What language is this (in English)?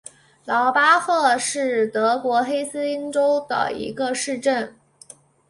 Chinese